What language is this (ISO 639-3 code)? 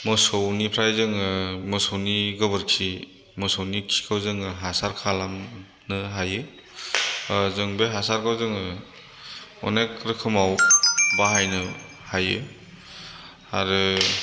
brx